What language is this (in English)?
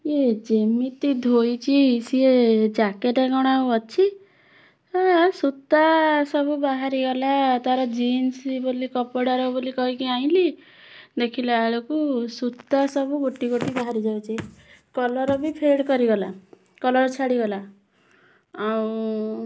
Odia